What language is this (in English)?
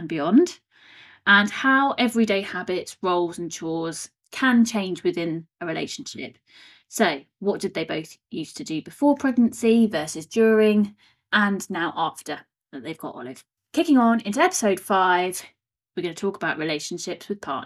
English